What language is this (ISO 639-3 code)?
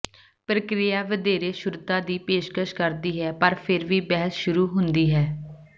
pan